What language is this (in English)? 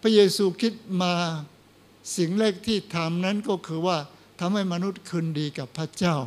Thai